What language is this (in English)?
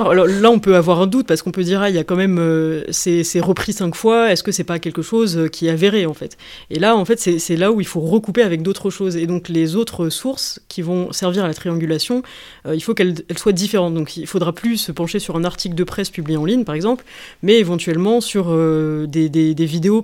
French